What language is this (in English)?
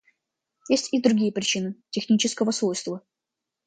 Russian